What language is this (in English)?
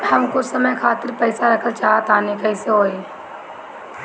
Bhojpuri